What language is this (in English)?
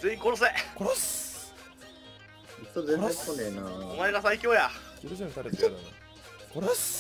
Japanese